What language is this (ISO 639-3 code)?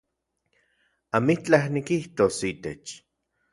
ncx